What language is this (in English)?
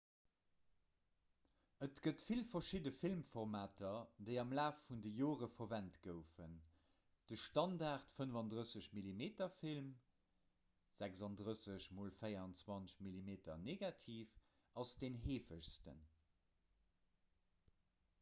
Luxembourgish